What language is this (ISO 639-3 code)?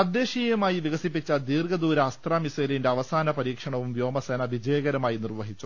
mal